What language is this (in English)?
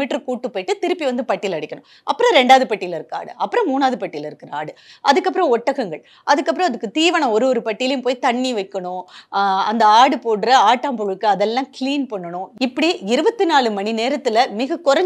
Tamil